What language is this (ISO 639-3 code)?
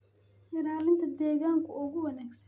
som